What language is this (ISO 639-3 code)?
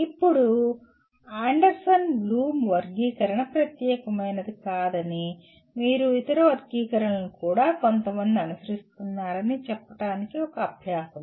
tel